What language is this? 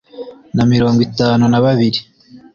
Kinyarwanda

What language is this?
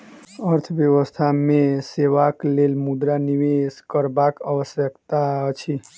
Maithili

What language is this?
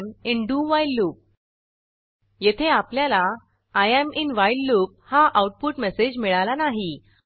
Marathi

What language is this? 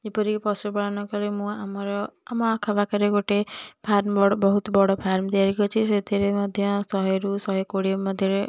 Odia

